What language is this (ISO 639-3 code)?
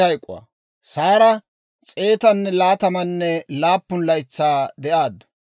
dwr